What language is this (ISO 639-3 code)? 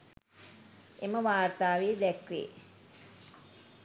sin